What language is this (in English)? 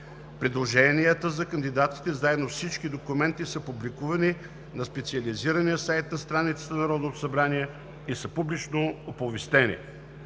Bulgarian